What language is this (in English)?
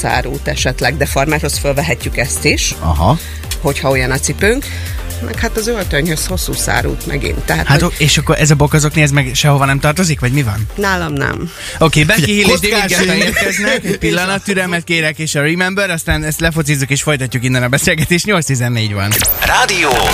Hungarian